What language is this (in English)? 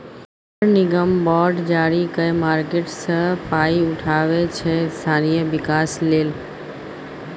Maithili